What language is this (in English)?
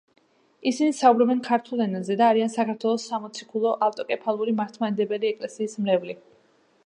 Georgian